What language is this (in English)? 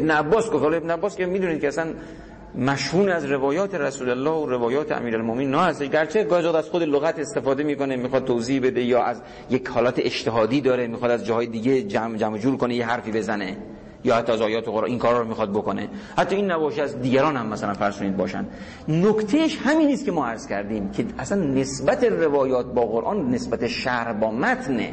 Persian